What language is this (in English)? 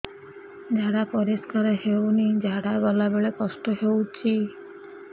Odia